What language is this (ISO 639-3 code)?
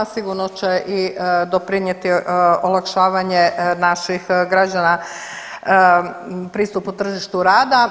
hrv